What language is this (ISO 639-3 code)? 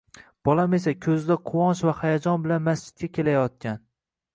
uzb